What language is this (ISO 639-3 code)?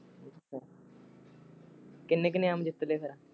pan